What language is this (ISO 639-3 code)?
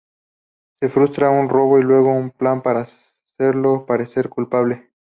spa